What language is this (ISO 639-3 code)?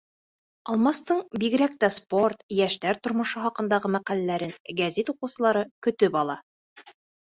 bak